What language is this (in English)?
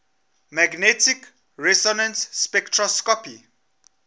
English